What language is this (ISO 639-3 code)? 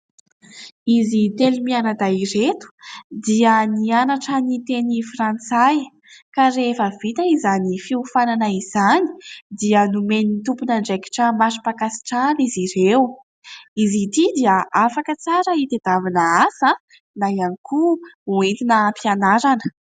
mlg